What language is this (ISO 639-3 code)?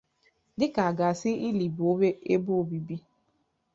ibo